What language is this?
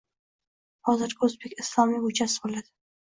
Uzbek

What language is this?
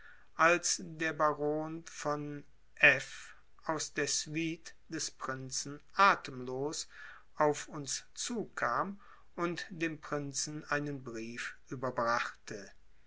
German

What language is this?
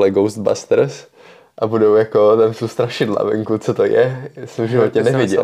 Czech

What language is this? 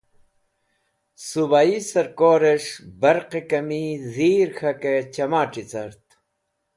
Wakhi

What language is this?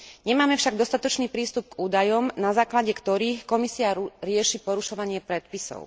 Slovak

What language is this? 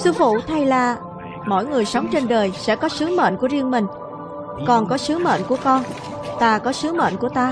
Vietnamese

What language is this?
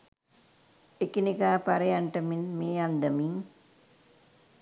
Sinhala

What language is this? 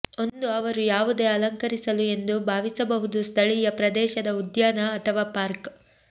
Kannada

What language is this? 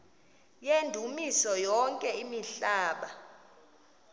Xhosa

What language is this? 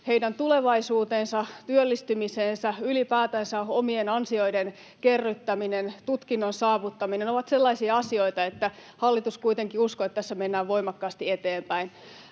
Finnish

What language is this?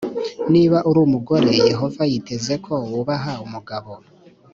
Kinyarwanda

